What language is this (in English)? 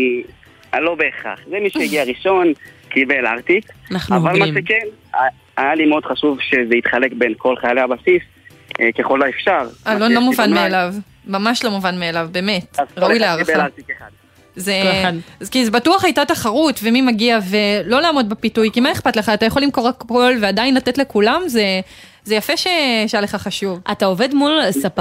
Hebrew